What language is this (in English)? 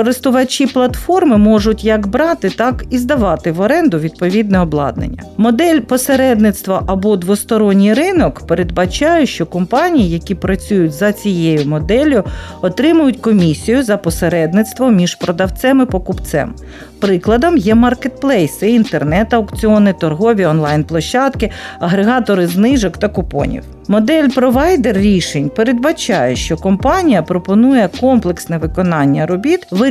Ukrainian